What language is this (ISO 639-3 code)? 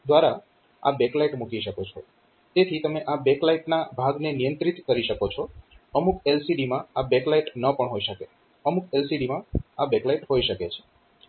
guj